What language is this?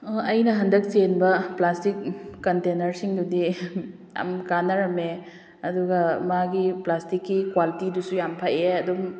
Manipuri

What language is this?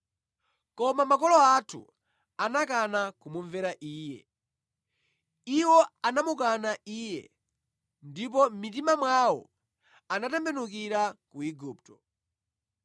Nyanja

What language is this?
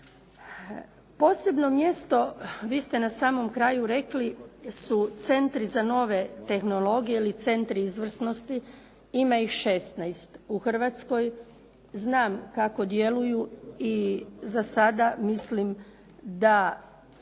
Croatian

